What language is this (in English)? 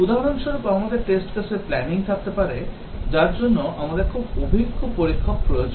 Bangla